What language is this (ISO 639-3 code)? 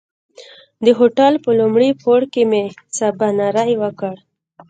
pus